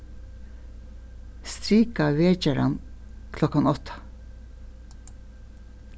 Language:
Faroese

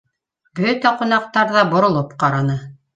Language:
Bashkir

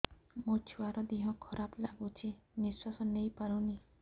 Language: Odia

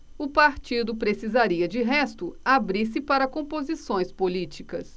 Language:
Portuguese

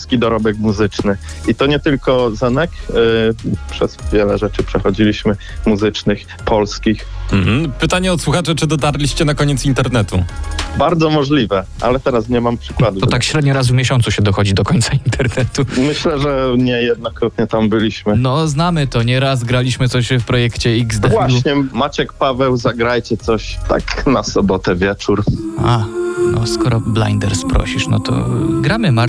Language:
Polish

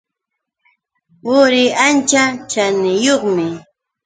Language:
Yauyos Quechua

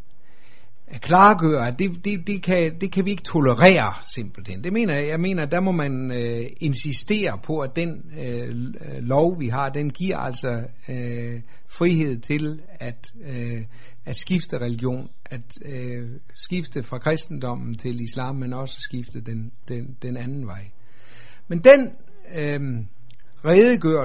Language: Danish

